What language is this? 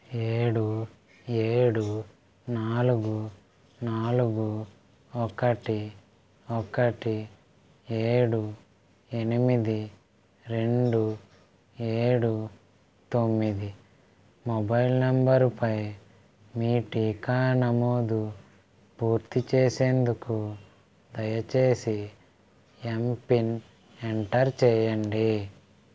Telugu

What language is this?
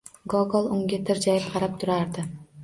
Uzbek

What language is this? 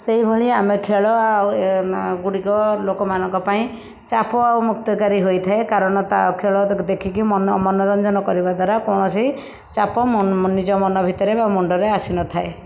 Odia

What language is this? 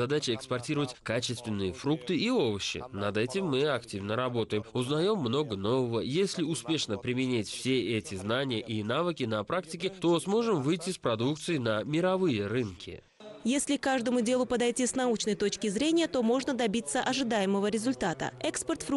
Russian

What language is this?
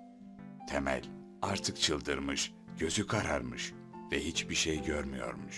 Turkish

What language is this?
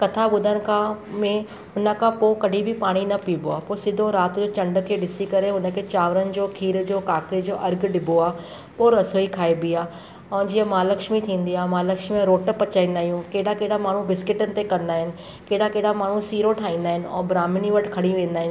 Sindhi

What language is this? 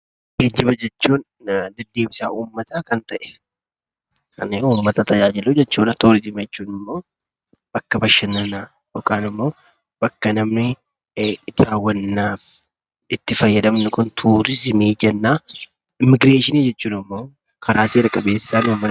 Oromo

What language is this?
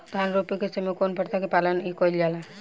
Bhojpuri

